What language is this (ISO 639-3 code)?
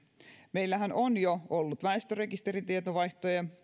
fin